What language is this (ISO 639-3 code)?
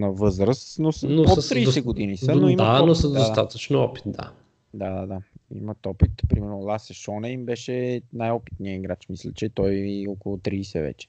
bul